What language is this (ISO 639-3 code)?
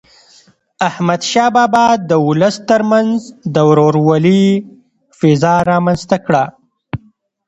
pus